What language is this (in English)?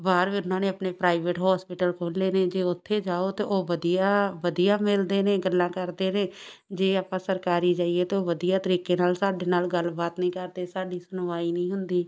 Punjabi